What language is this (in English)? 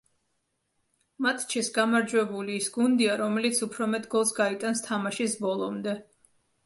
Georgian